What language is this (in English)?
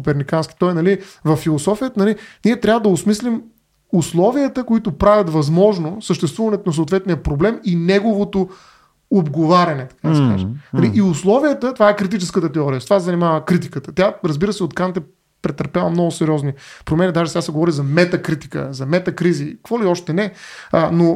Bulgarian